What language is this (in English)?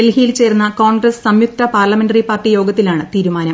Malayalam